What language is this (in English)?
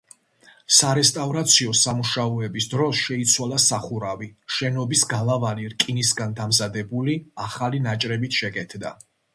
Georgian